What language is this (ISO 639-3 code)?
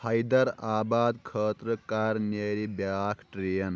kas